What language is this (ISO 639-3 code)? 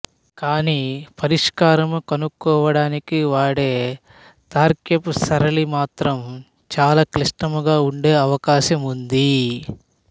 tel